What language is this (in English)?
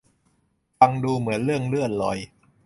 Thai